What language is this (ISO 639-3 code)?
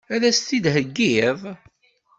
kab